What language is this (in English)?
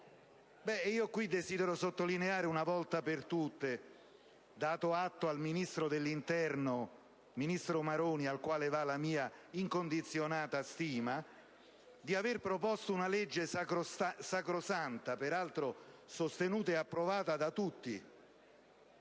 Italian